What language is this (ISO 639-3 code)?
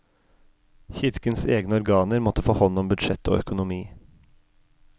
nor